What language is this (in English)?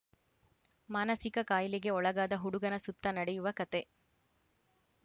Kannada